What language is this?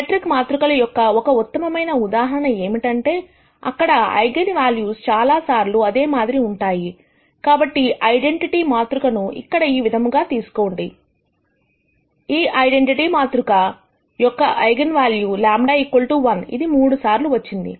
Telugu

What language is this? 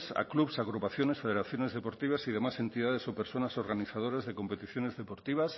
Spanish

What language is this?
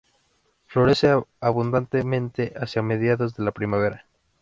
Spanish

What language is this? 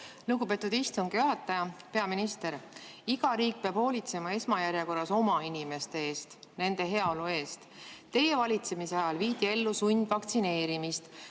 Estonian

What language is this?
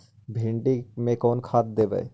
Magahi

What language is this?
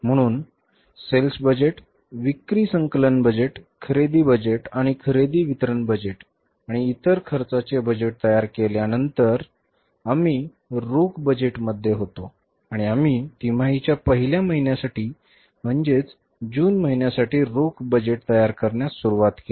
Marathi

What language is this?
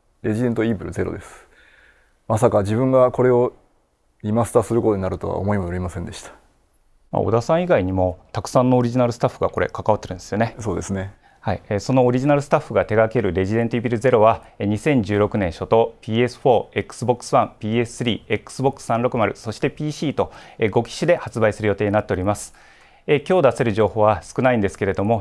Japanese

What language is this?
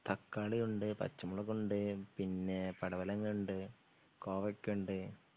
Malayalam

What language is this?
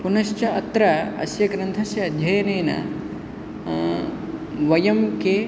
Sanskrit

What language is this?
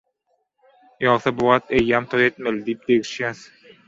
Turkmen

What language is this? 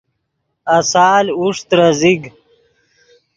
Yidgha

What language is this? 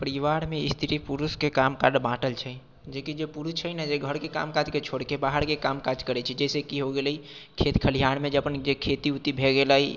Maithili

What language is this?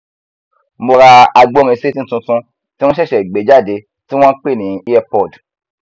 Yoruba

